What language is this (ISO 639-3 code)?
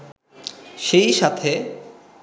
ben